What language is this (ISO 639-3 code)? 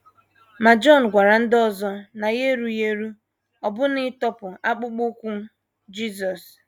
ibo